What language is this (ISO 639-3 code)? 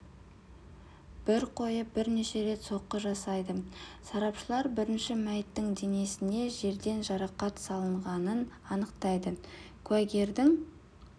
kaz